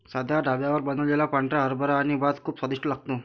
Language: Marathi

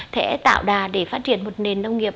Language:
Vietnamese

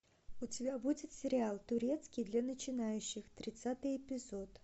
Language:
Russian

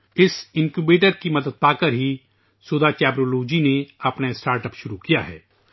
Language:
Urdu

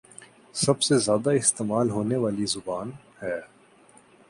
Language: Urdu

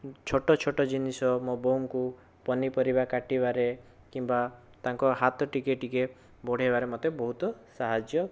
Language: Odia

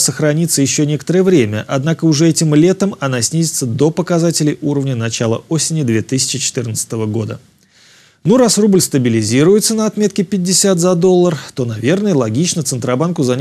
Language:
Russian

